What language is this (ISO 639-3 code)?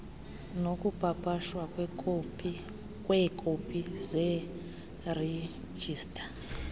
xho